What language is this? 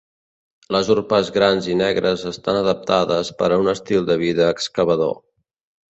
Catalan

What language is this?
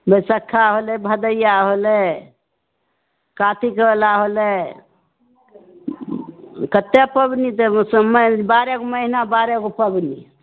Maithili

